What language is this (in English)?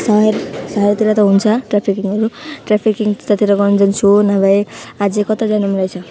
Nepali